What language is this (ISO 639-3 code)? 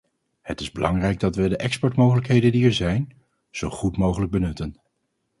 nld